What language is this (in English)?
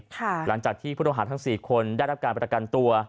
Thai